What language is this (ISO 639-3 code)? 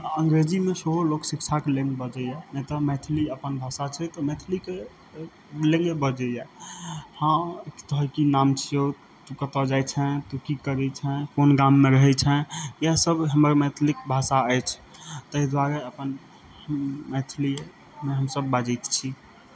mai